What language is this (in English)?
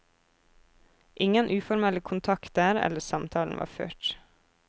Norwegian